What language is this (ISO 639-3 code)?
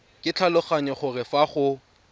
tsn